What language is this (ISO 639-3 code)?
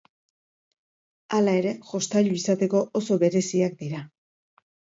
eus